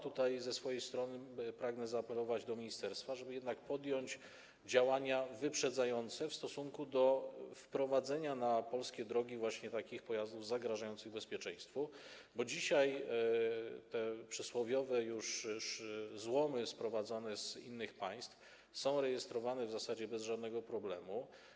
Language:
Polish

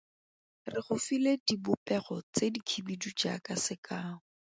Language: Tswana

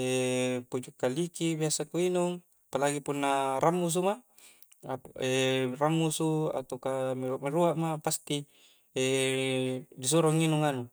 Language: Coastal Konjo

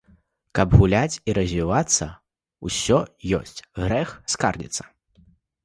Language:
Belarusian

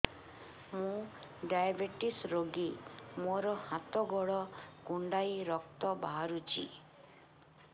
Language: Odia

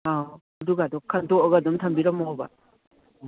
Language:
Manipuri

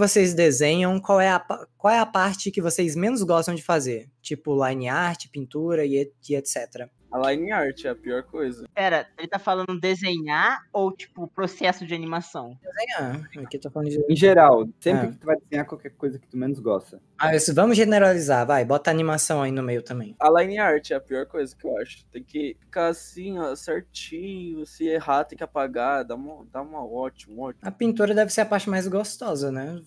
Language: Portuguese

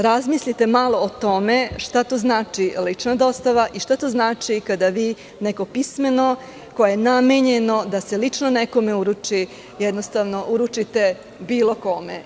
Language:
Serbian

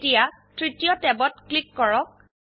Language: Assamese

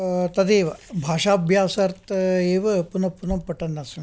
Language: Sanskrit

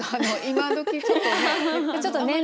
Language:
Japanese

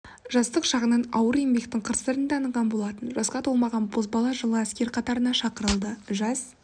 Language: Kazakh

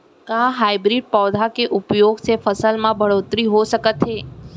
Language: Chhattisgarhi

